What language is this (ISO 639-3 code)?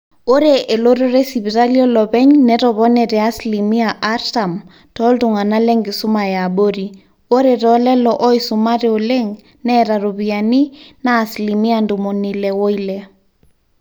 mas